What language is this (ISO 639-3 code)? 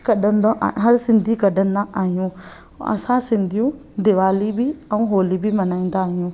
snd